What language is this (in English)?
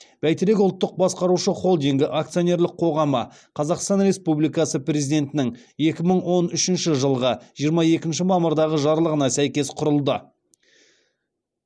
Kazakh